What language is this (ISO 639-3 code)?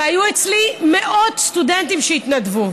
heb